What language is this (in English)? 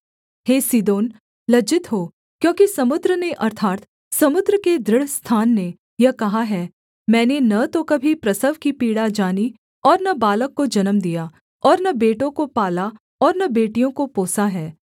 Hindi